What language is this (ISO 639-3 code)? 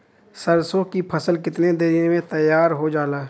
bho